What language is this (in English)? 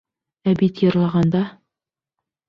Bashkir